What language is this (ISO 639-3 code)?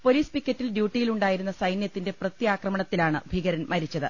mal